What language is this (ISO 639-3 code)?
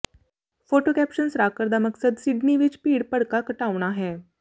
pan